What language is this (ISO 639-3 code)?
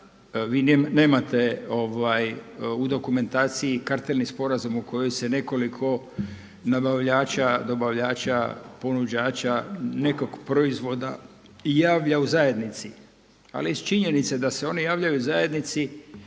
hrv